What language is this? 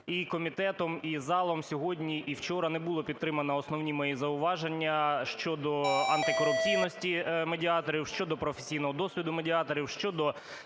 Ukrainian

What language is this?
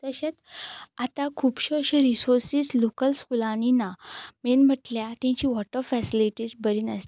Konkani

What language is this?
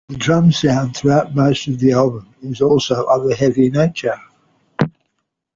English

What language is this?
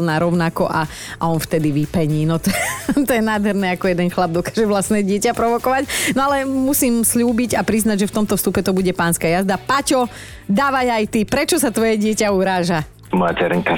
Slovak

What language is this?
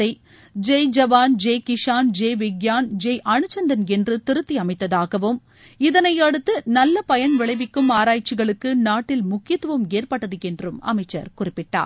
Tamil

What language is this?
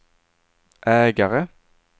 Swedish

